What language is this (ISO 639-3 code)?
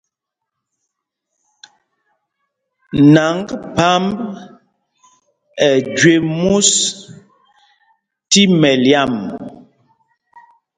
mgg